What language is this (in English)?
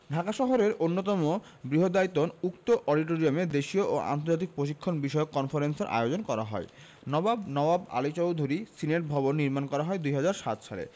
Bangla